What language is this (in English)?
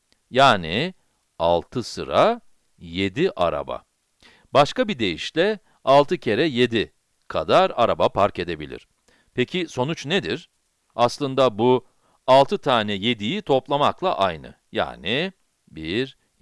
Turkish